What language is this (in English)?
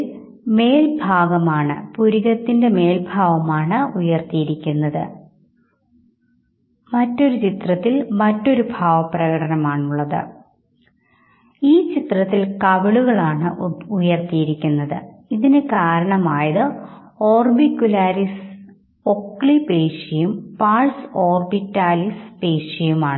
Malayalam